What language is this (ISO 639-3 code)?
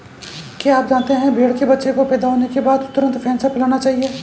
hin